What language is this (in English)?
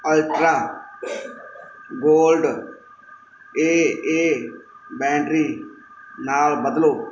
Punjabi